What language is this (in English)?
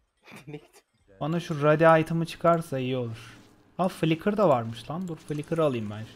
Turkish